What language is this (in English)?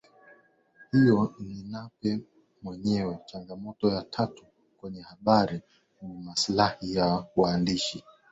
Swahili